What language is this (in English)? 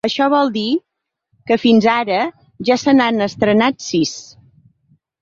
Catalan